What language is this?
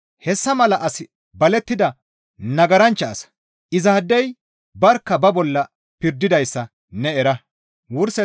Gamo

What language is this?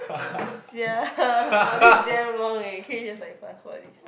English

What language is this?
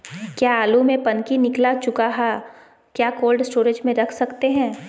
Magahi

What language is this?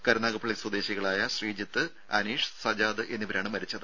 Malayalam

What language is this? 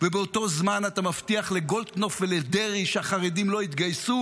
Hebrew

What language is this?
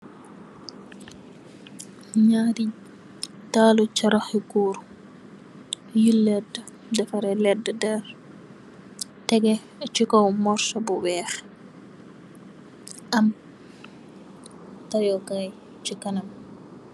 Wolof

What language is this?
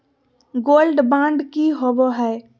Magahi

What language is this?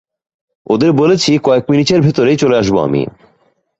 Bangla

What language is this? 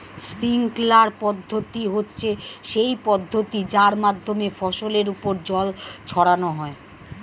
Bangla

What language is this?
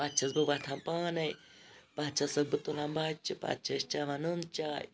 Kashmiri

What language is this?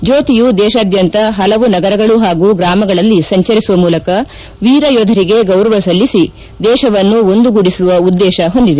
Kannada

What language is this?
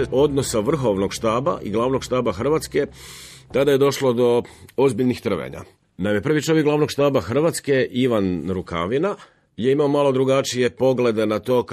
Croatian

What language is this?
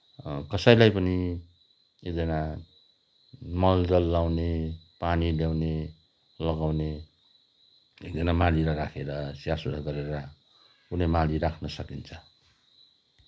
Nepali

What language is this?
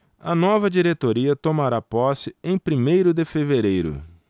Portuguese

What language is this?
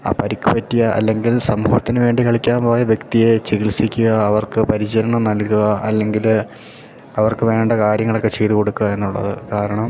Malayalam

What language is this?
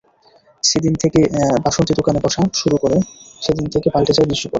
Bangla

